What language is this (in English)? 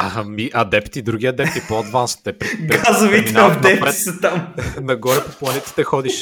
Bulgarian